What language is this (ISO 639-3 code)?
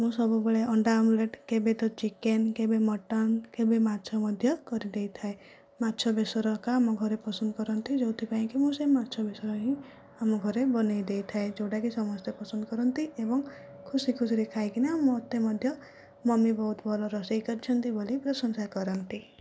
ori